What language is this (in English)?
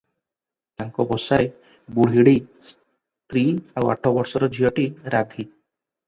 Odia